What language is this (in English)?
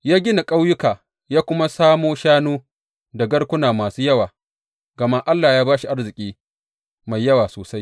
Hausa